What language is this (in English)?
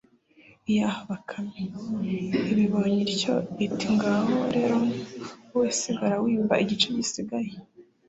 Kinyarwanda